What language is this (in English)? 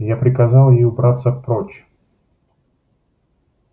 Russian